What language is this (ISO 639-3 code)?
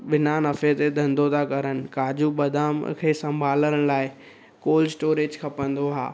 snd